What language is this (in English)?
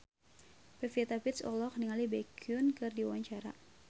Sundanese